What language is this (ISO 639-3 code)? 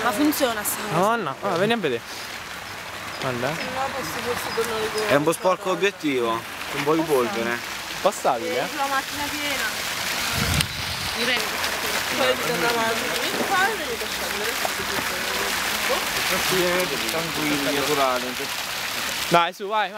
ita